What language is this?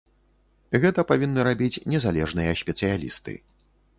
Belarusian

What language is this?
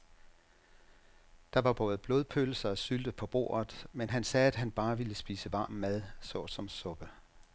Danish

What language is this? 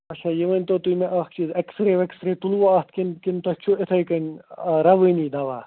Kashmiri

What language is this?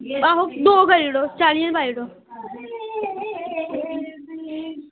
Dogri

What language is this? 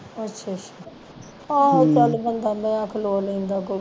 Punjabi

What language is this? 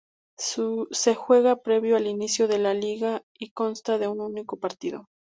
Spanish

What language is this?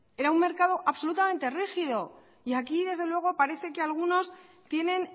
Spanish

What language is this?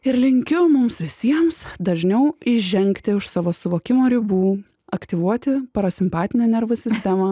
Lithuanian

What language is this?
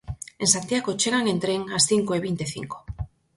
Galician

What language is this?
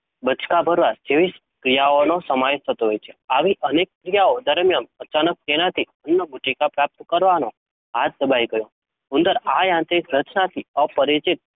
Gujarati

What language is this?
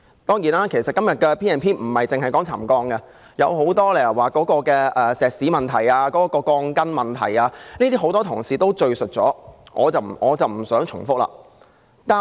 Cantonese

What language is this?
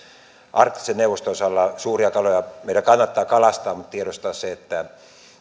Finnish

